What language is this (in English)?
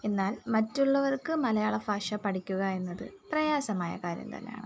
Malayalam